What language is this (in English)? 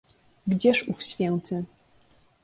Polish